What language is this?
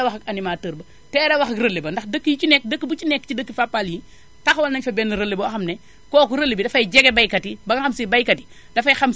Wolof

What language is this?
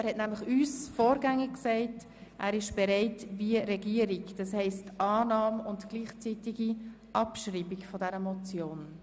Swiss German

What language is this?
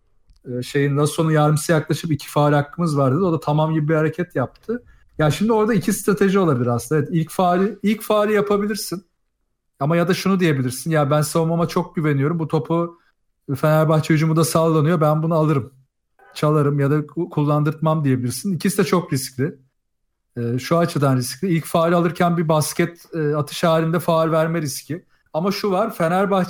Turkish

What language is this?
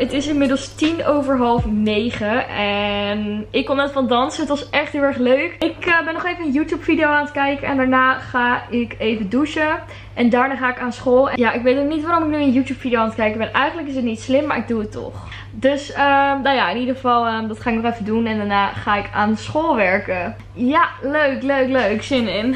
Dutch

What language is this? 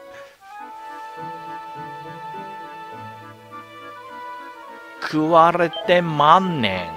Japanese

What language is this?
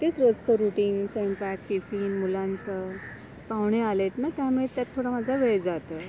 Marathi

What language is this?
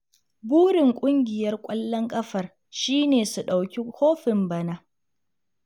Hausa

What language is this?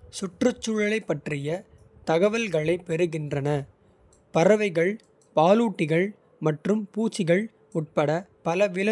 Kota (India)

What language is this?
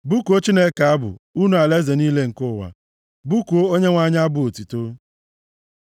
Igbo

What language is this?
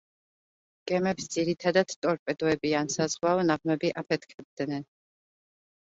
Georgian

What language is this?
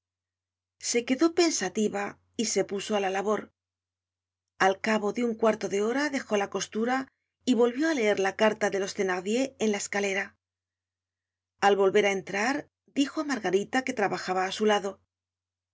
Spanish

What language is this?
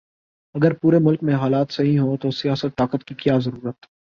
Urdu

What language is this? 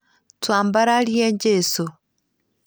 Kikuyu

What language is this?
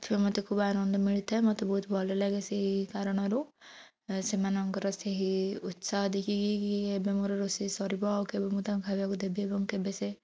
Odia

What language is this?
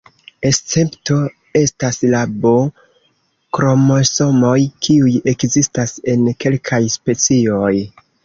Esperanto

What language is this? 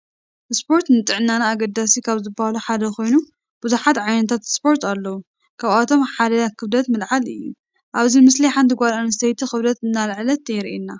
Tigrinya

